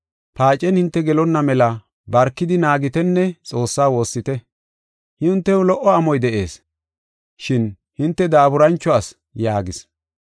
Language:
Gofa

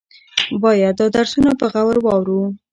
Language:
Pashto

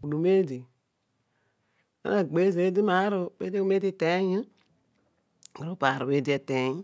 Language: Odual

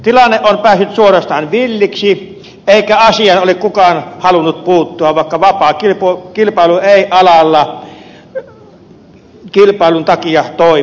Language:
Finnish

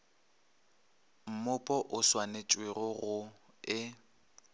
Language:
Northern Sotho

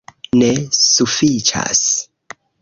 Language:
Esperanto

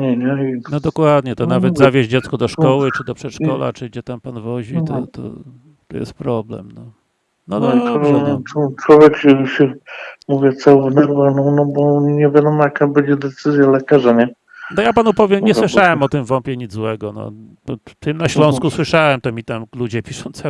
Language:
Polish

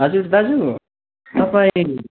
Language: Nepali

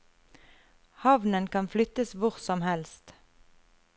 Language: Norwegian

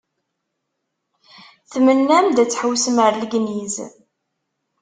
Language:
Kabyle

